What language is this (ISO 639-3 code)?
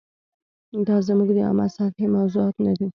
pus